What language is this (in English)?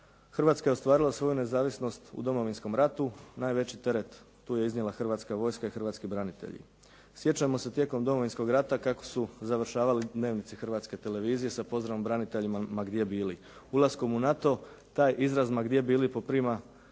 Croatian